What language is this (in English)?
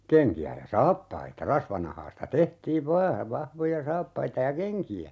Finnish